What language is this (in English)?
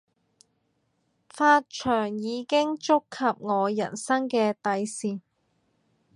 Cantonese